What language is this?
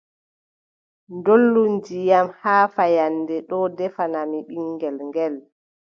Adamawa Fulfulde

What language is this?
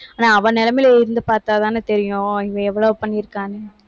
Tamil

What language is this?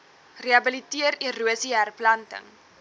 Afrikaans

